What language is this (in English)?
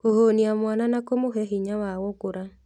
Kikuyu